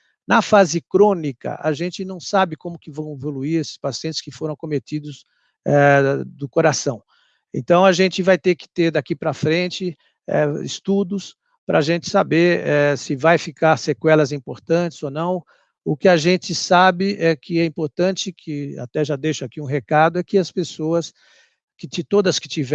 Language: Portuguese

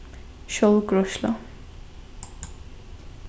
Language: Faroese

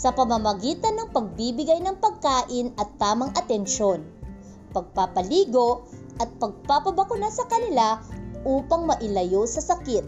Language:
Filipino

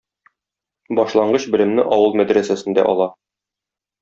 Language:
Tatar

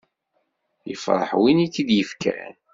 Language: Kabyle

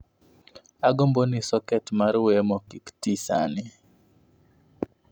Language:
Luo (Kenya and Tanzania)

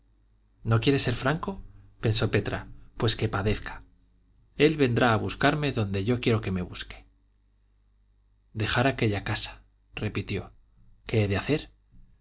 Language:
Spanish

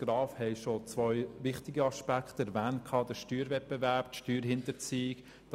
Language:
Swiss German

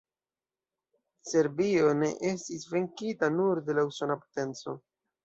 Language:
Esperanto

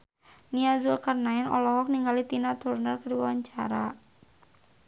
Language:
Sundanese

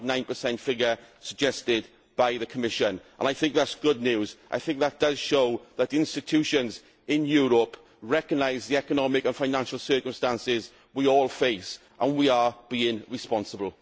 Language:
English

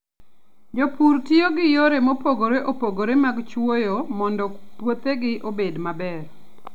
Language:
Luo (Kenya and Tanzania)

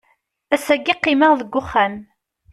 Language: Kabyle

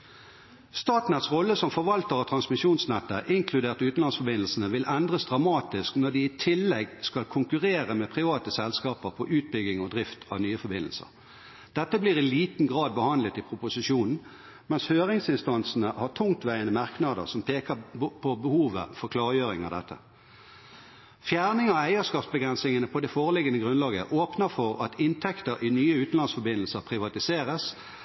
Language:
Norwegian Bokmål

